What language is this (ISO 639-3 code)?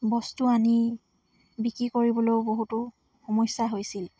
asm